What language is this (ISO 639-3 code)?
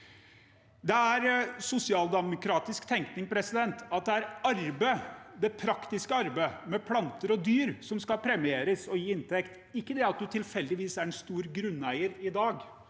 nor